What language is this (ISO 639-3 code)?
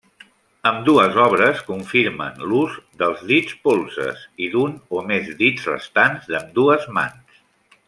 cat